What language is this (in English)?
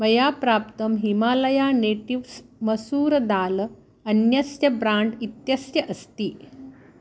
Sanskrit